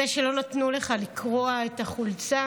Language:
Hebrew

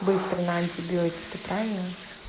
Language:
Russian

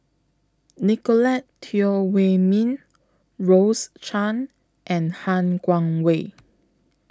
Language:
English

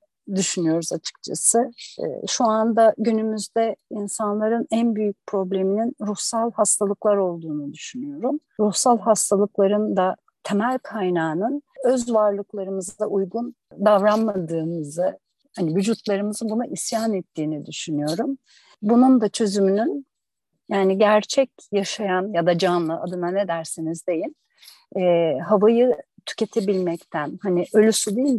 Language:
Turkish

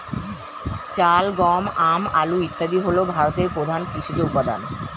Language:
Bangla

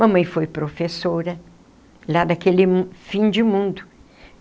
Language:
Portuguese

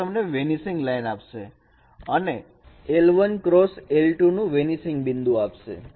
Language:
Gujarati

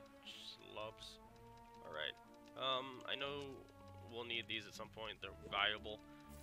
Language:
English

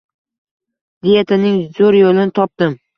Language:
Uzbek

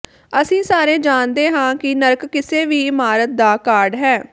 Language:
Punjabi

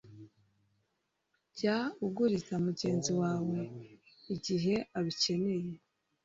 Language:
Kinyarwanda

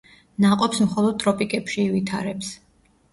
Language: Georgian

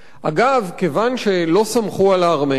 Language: Hebrew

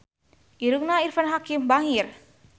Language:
Sundanese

